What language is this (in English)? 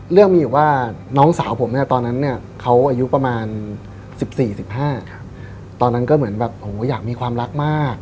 Thai